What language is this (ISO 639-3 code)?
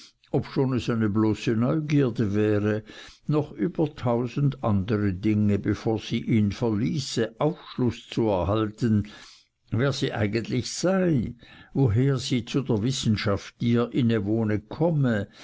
deu